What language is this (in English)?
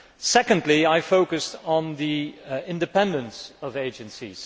English